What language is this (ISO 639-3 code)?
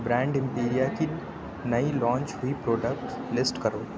urd